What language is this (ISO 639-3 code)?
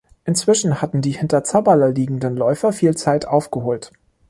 deu